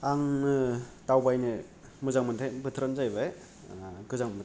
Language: Bodo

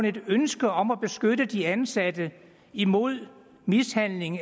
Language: Danish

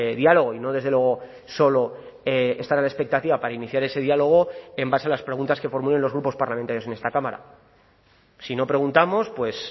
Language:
Spanish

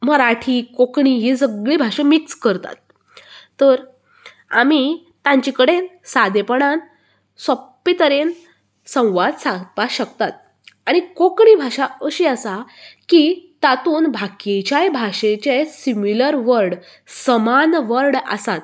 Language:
Konkani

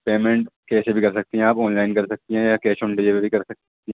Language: Urdu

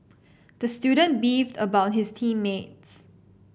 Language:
English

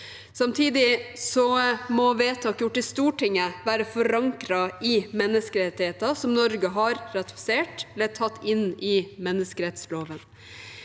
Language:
Norwegian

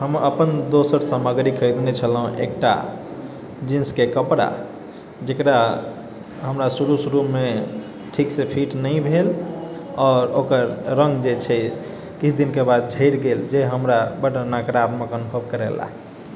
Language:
Maithili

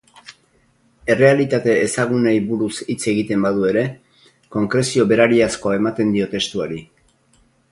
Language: Basque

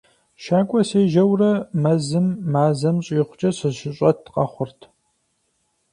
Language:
Kabardian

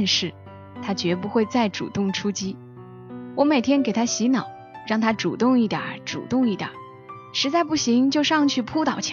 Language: Chinese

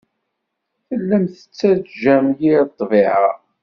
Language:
Kabyle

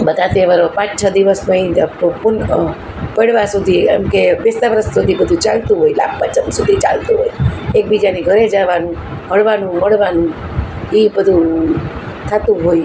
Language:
Gujarati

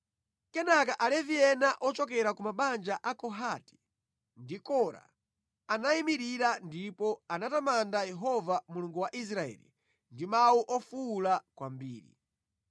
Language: Nyanja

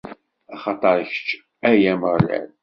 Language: Kabyle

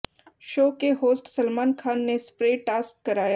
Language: Hindi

